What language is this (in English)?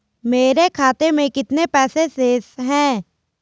Hindi